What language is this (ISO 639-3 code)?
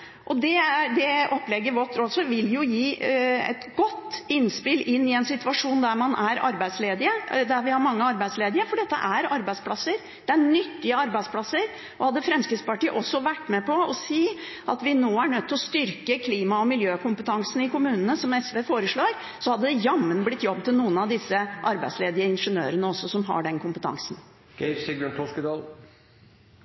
nob